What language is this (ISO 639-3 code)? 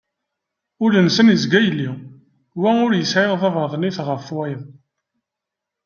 kab